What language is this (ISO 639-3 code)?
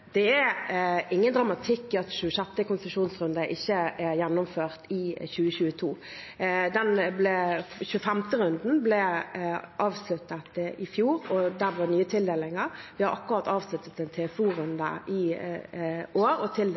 nob